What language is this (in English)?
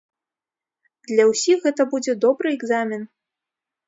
Belarusian